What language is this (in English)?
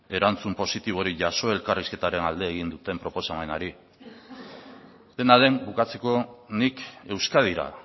Basque